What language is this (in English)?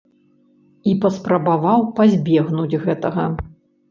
Belarusian